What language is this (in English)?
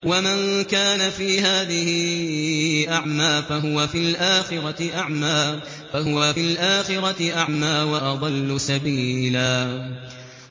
Arabic